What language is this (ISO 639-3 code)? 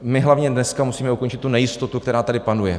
ces